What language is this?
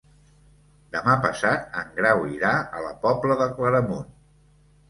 Catalan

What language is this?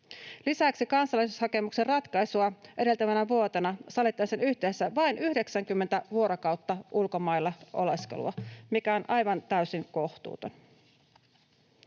Finnish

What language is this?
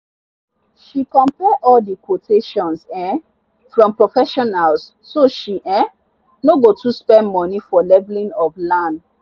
Nigerian Pidgin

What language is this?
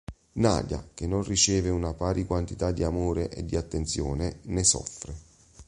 Italian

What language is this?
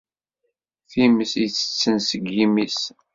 Kabyle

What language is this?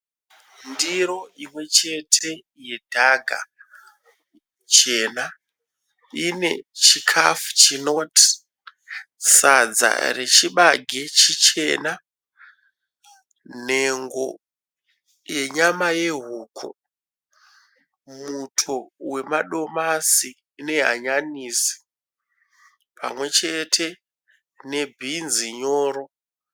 Shona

